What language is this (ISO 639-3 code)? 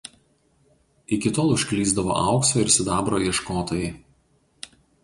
lit